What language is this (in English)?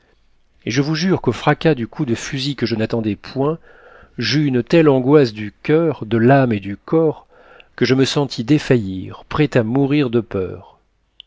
French